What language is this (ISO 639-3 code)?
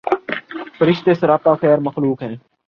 urd